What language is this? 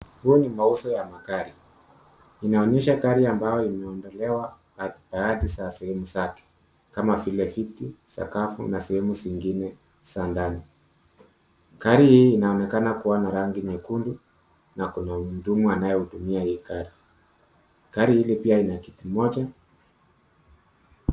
Swahili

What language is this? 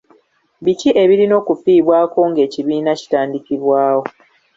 Ganda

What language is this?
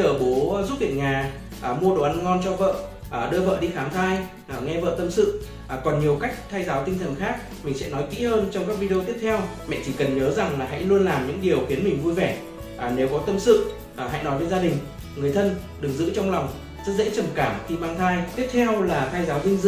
Vietnamese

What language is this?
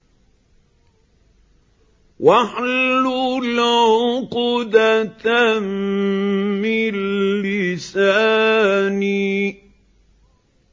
Arabic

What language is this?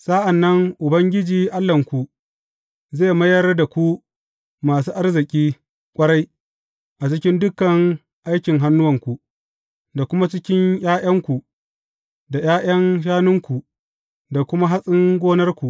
Hausa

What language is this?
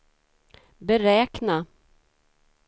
Swedish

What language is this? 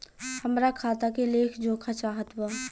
Bhojpuri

